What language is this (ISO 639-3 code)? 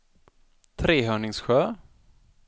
swe